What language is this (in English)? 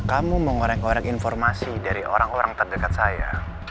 Indonesian